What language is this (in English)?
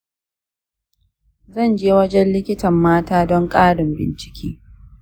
Hausa